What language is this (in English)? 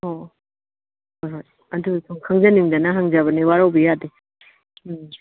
Manipuri